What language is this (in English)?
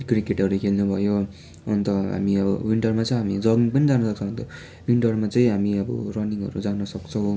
Nepali